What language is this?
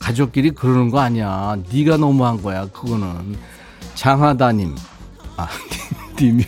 Korean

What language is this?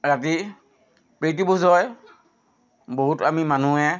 Assamese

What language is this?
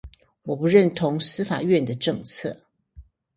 Chinese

